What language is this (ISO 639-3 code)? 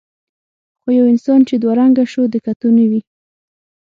pus